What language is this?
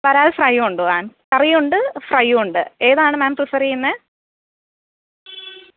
Malayalam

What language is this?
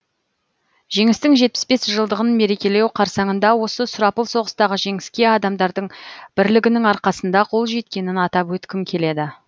Kazakh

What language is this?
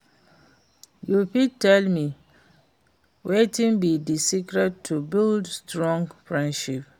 Nigerian Pidgin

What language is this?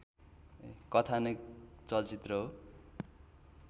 Nepali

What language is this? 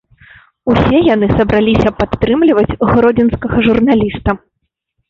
Belarusian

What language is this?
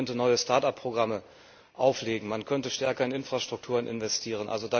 German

